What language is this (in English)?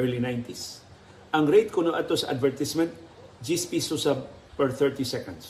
Filipino